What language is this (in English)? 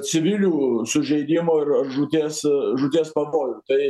Lithuanian